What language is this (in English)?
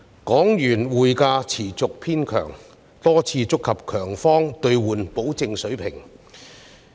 Cantonese